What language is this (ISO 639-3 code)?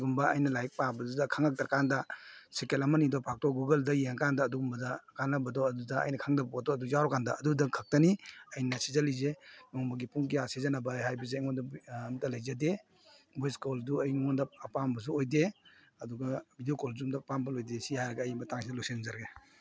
mni